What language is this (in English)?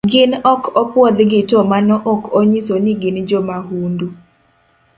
Luo (Kenya and Tanzania)